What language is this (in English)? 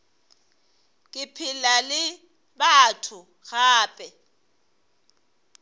Northern Sotho